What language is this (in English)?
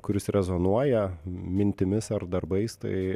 Lithuanian